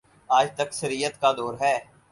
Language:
Urdu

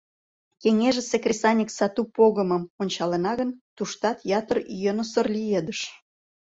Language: Mari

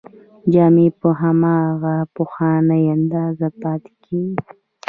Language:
Pashto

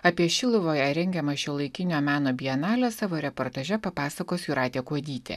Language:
Lithuanian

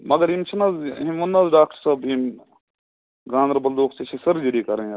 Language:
Kashmiri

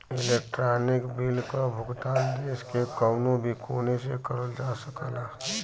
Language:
Bhojpuri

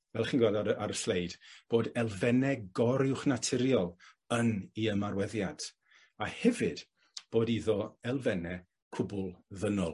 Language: Welsh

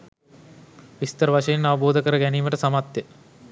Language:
Sinhala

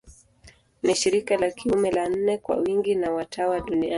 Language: Swahili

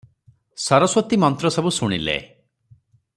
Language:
Odia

